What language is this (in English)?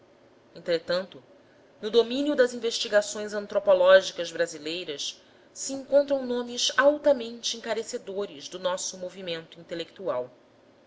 Portuguese